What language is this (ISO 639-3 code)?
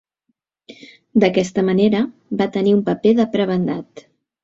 cat